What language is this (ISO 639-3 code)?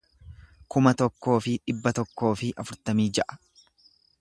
orm